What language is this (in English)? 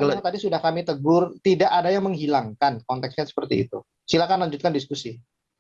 Indonesian